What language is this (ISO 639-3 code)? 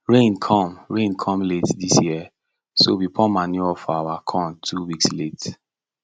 pcm